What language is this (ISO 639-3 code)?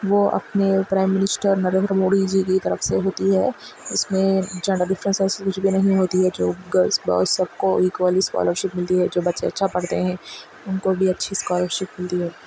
urd